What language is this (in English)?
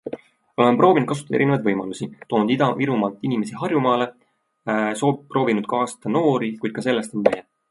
Estonian